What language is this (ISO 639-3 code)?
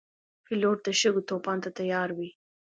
pus